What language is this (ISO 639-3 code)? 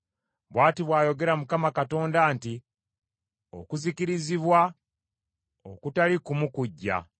lug